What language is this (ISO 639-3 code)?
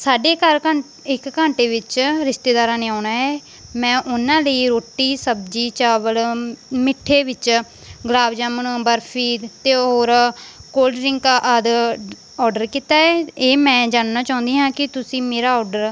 pan